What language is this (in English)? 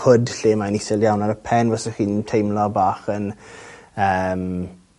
Welsh